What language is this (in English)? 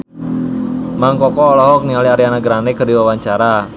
Sundanese